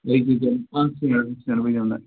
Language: Kashmiri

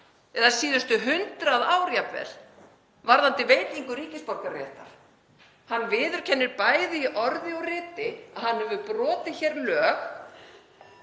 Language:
Icelandic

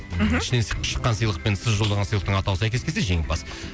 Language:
Kazakh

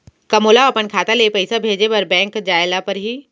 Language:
Chhattisgarhi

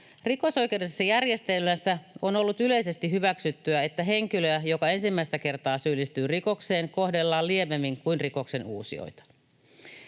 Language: Finnish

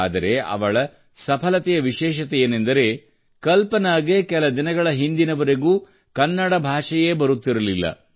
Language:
Kannada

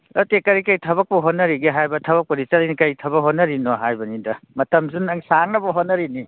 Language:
Manipuri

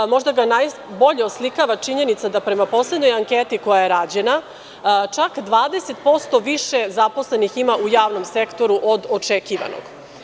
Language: Serbian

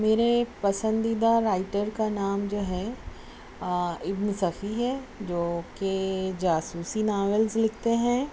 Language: Urdu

